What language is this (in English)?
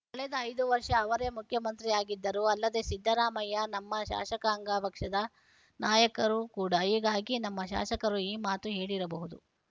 Kannada